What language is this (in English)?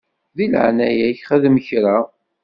Kabyle